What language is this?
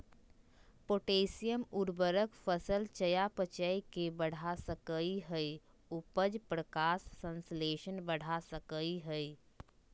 Magahi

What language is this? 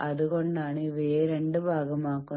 Malayalam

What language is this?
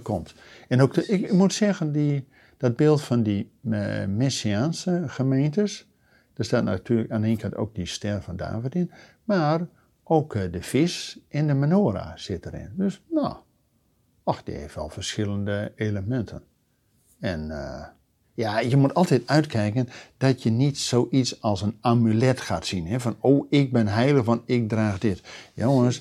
Dutch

